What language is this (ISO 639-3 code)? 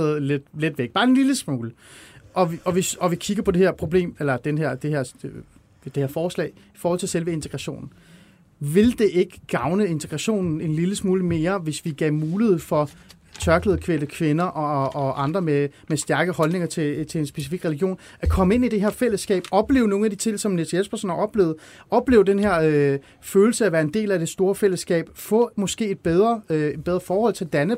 dan